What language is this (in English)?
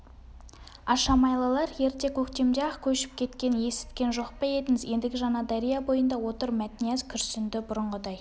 Kazakh